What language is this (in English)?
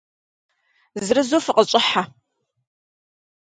Kabardian